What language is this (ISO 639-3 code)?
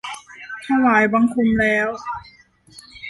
tha